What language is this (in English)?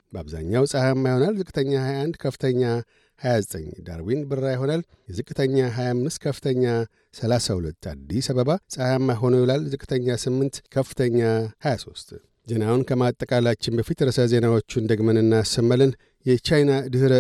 Amharic